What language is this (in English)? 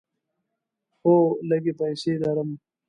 Pashto